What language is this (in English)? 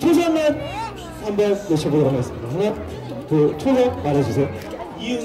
Korean